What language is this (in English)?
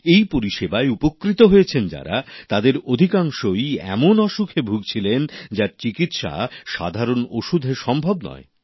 Bangla